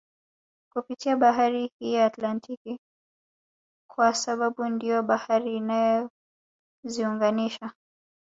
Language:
Swahili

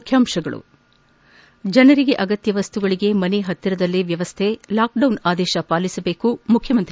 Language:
Kannada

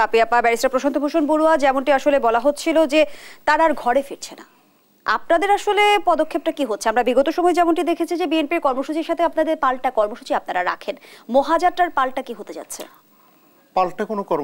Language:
Romanian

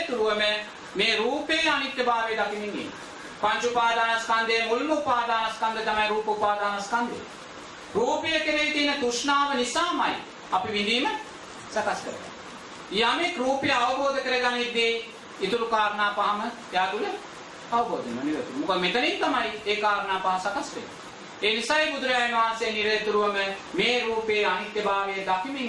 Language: Sinhala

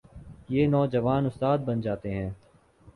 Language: Urdu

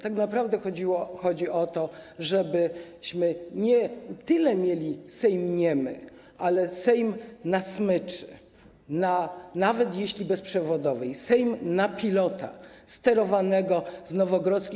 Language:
Polish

